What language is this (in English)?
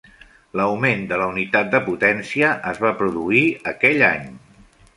Catalan